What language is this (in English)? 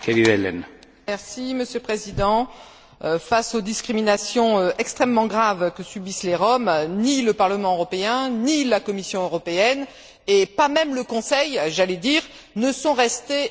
French